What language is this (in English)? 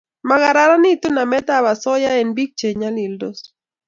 Kalenjin